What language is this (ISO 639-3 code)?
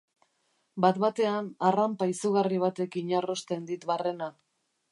eus